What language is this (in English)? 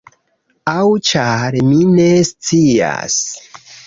Esperanto